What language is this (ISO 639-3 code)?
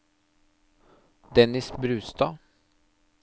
nor